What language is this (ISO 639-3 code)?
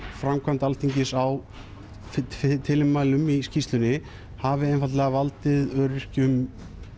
isl